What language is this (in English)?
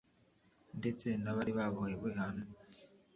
Kinyarwanda